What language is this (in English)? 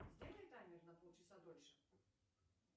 Russian